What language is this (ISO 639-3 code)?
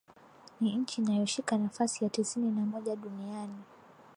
swa